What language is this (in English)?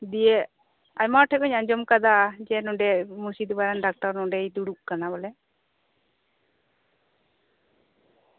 Santali